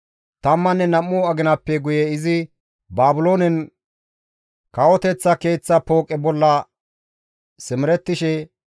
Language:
Gamo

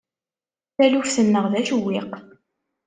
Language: Kabyle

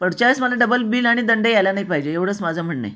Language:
Marathi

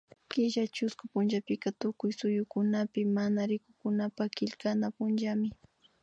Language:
Imbabura Highland Quichua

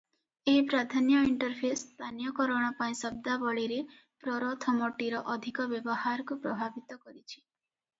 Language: Odia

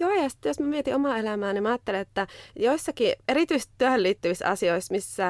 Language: Finnish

